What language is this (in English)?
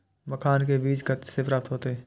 Maithili